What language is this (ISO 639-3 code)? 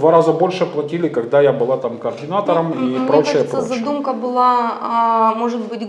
rus